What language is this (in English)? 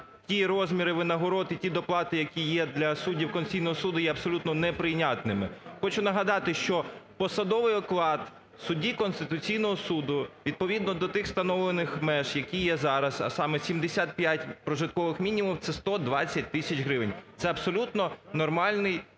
Ukrainian